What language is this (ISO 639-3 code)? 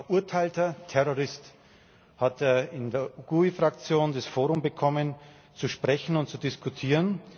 deu